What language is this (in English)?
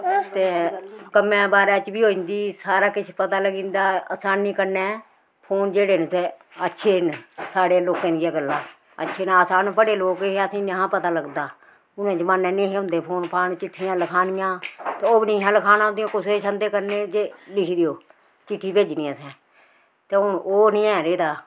Dogri